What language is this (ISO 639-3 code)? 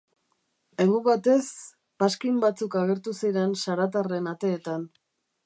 eus